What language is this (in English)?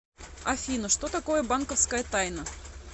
Russian